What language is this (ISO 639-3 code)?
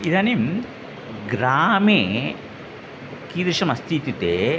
san